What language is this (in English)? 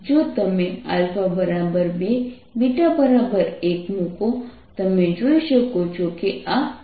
Gujarati